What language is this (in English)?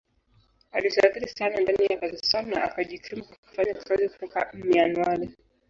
Swahili